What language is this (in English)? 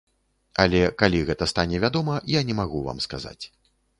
Belarusian